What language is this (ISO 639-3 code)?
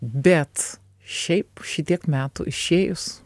lit